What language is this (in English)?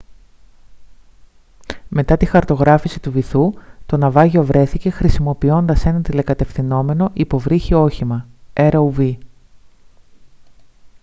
Greek